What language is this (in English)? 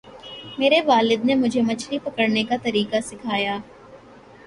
Urdu